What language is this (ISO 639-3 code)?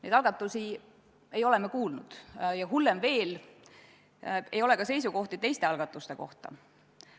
est